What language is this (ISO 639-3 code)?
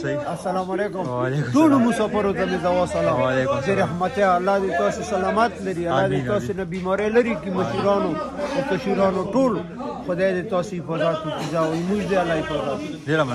ara